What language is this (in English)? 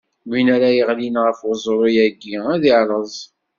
Kabyle